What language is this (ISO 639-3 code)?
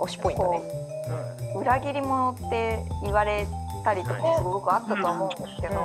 jpn